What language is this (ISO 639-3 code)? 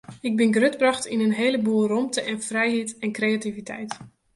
fry